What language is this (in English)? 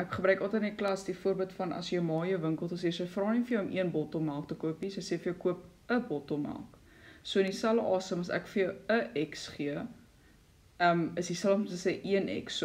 Dutch